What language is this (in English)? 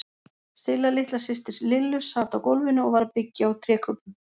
Icelandic